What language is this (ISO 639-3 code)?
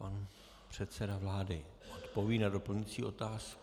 ces